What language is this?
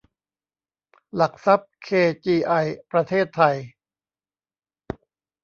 Thai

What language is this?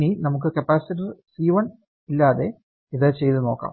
Malayalam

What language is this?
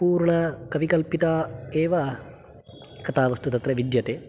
Sanskrit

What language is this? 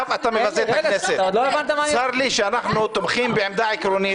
Hebrew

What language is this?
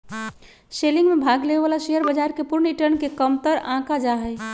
Magahi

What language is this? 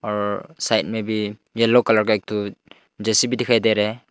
Hindi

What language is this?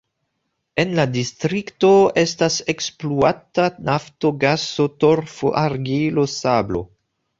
Esperanto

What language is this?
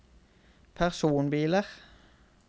Norwegian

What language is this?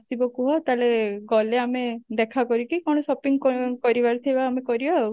Odia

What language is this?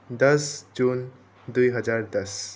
Nepali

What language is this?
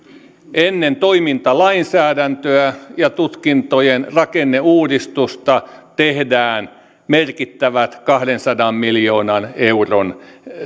Finnish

